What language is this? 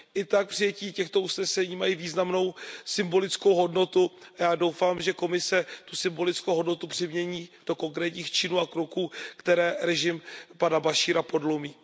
Czech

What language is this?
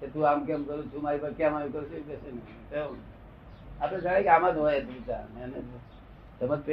Gujarati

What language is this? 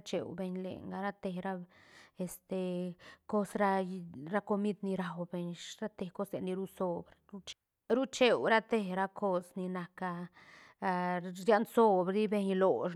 Santa Catarina Albarradas Zapotec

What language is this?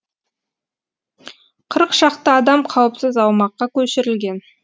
Kazakh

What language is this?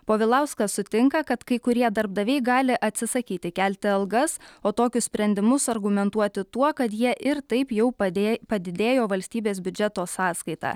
Lithuanian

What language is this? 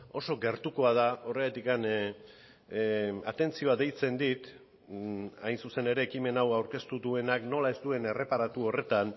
Basque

